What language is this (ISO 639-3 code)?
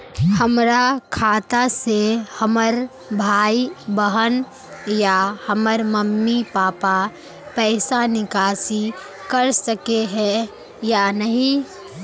mag